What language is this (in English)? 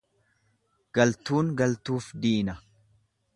Oromo